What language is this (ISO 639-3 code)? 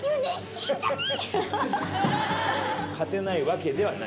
jpn